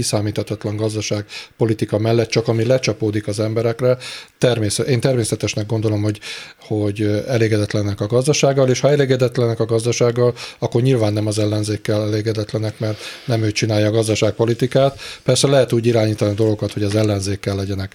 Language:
Hungarian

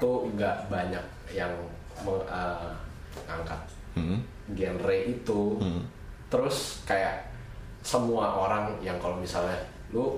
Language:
Indonesian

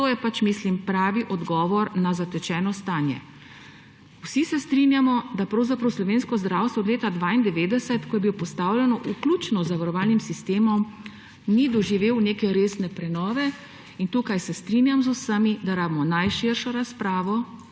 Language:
Slovenian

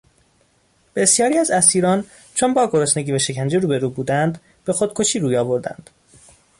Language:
Persian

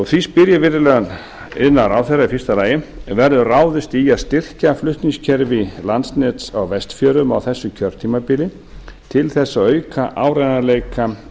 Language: Icelandic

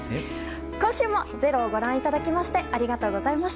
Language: Japanese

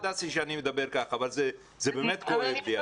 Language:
Hebrew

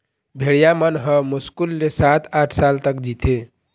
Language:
Chhattisgarhi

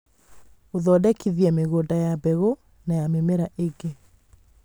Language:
Kikuyu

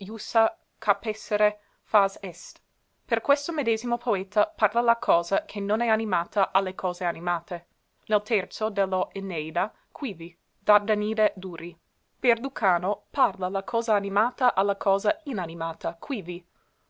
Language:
Italian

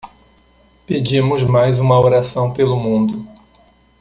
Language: Portuguese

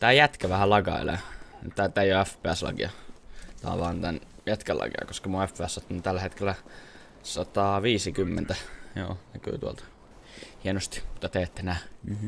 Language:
Finnish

